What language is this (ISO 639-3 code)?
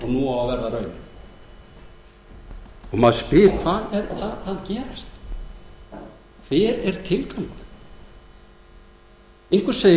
isl